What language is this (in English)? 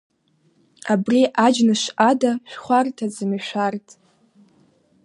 Abkhazian